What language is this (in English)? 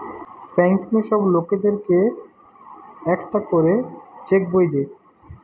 Bangla